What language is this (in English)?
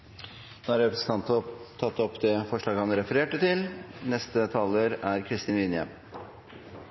Norwegian Nynorsk